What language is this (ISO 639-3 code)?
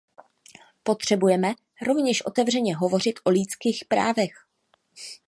ces